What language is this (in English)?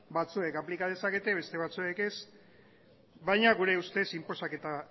Basque